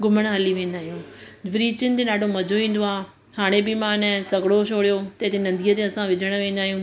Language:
Sindhi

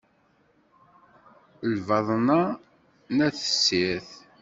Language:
Kabyle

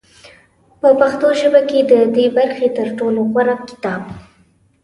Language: Pashto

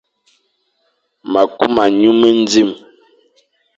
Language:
Fang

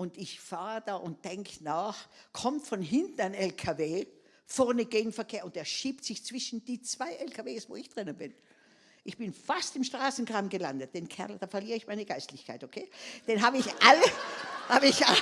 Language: German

